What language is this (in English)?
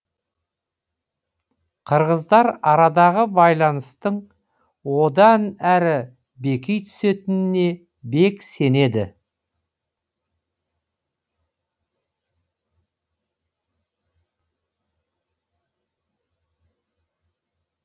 Kazakh